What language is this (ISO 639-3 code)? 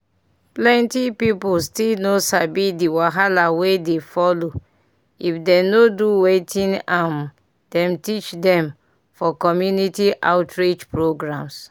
pcm